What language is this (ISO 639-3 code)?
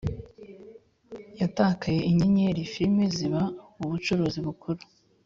kin